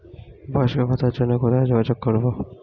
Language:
Bangla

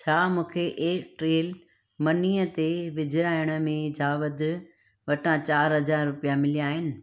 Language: Sindhi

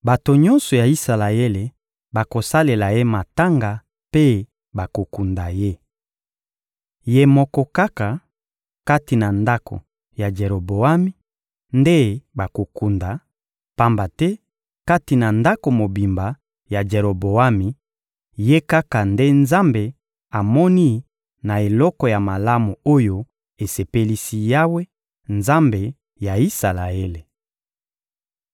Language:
Lingala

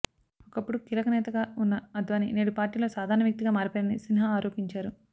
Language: Telugu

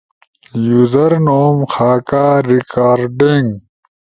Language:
Ushojo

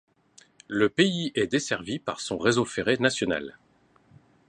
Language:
French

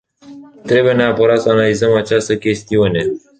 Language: Romanian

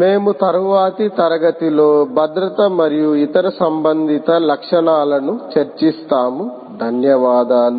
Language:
Telugu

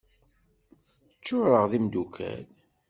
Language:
Kabyle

